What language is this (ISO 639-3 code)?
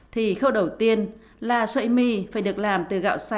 vie